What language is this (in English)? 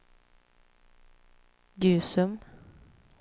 Swedish